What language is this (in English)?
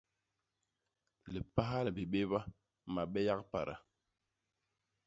Basaa